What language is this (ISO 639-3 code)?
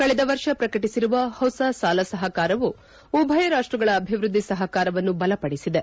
kan